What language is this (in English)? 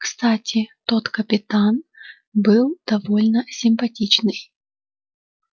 Russian